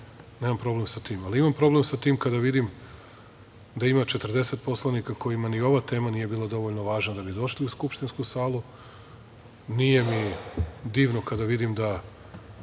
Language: Serbian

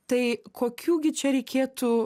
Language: Lithuanian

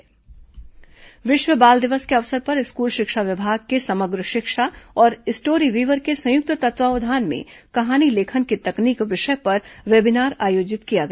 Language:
Hindi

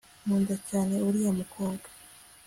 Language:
Kinyarwanda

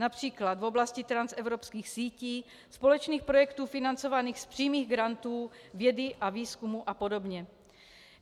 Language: Czech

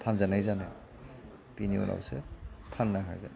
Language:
Bodo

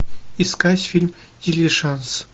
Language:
Russian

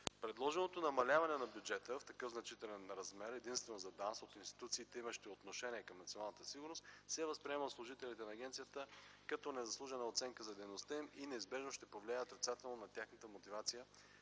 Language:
Bulgarian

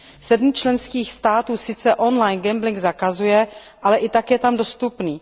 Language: Czech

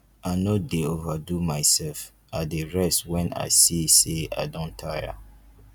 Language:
Nigerian Pidgin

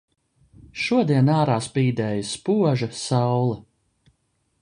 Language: Latvian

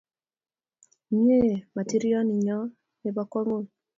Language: Kalenjin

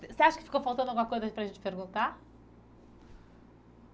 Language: Portuguese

